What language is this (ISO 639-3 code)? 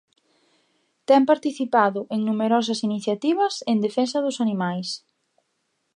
glg